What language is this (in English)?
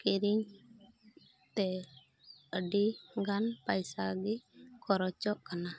Santali